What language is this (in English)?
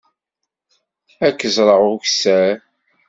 Kabyle